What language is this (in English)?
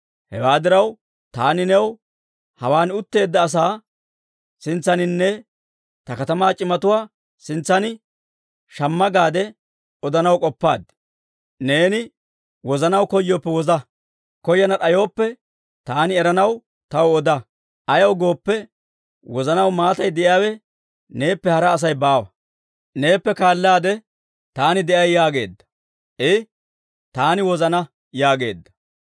Dawro